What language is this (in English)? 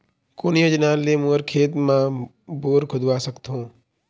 Chhattisgarhi